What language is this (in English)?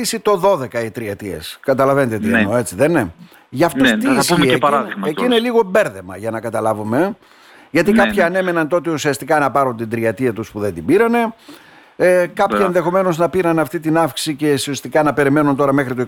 Greek